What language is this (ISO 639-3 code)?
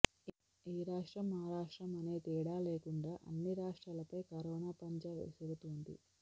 tel